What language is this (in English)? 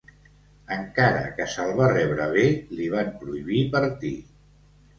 Catalan